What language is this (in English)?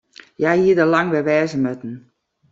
Western Frisian